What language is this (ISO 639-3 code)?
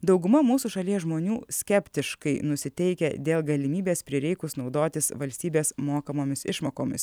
lit